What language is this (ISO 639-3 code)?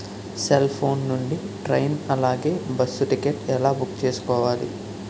tel